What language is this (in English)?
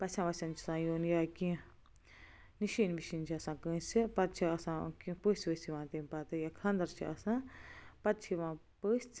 Kashmiri